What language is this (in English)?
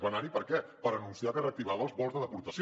Catalan